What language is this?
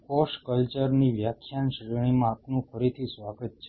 Gujarati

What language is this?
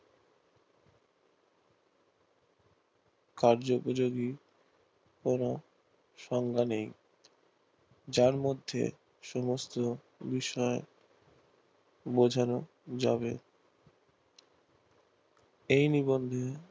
Bangla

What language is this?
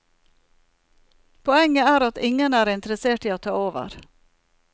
Norwegian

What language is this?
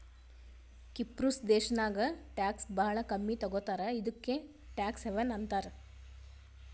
Kannada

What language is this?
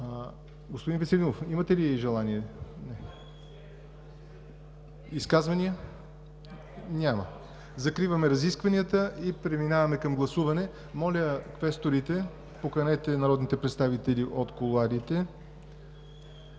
Bulgarian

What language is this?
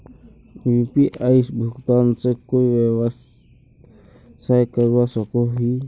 Magahi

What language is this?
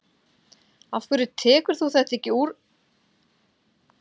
Icelandic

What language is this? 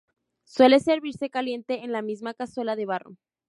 Spanish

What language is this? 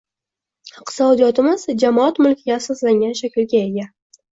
Uzbek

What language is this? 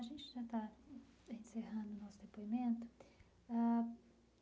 Portuguese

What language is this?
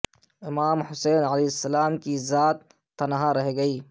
Urdu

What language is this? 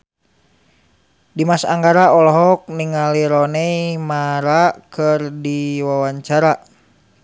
Sundanese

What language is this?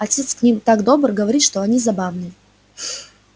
Russian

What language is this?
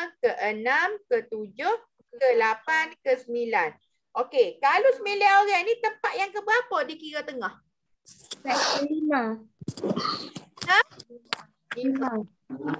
Malay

